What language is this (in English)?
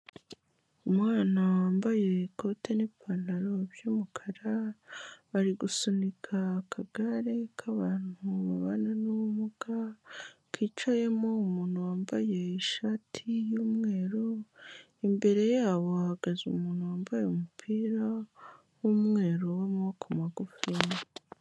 Kinyarwanda